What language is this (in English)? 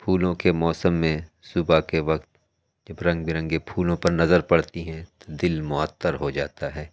Urdu